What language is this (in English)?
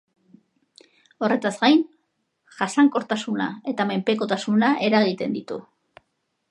Basque